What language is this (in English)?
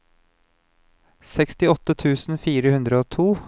Norwegian